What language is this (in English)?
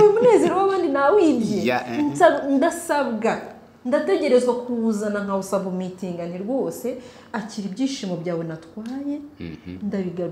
Romanian